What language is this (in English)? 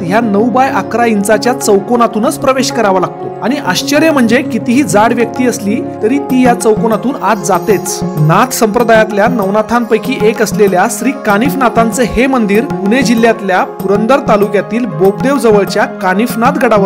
Marathi